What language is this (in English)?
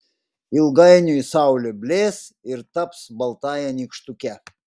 Lithuanian